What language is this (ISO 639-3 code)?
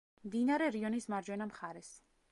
kat